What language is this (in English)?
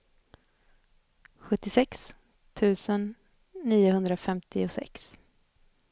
Swedish